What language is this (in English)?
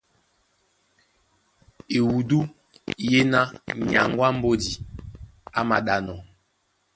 Duala